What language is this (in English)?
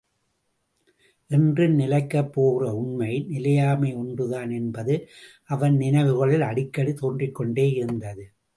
Tamil